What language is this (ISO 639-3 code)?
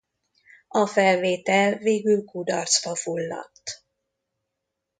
hun